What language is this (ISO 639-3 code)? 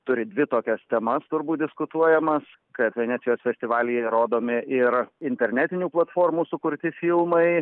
lit